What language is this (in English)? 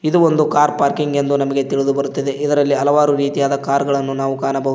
Kannada